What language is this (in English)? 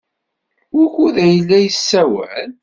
Kabyle